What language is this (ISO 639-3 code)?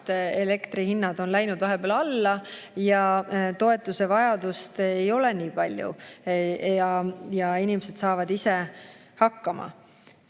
est